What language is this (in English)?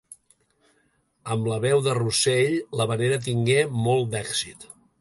Catalan